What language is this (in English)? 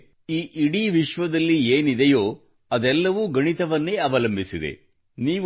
Kannada